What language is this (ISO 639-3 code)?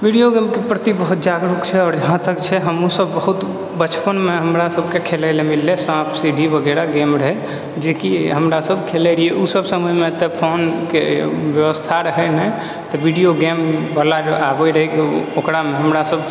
mai